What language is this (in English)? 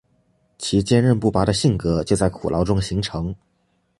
Chinese